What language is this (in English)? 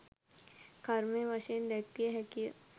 Sinhala